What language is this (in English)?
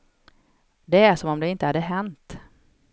Swedish